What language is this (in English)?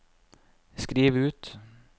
Norwegian